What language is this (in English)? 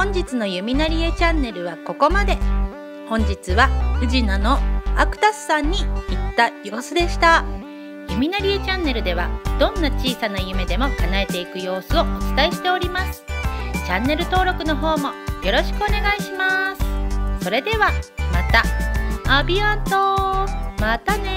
Japanese